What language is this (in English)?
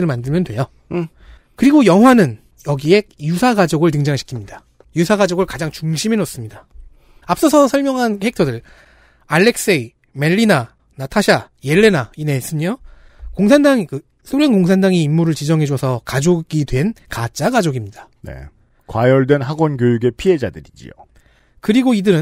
Korean